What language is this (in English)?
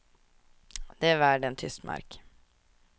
Swedish